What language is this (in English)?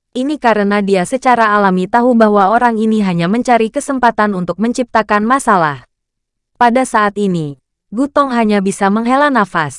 Indonesian